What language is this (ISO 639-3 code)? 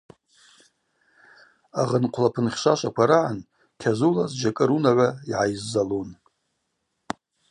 abq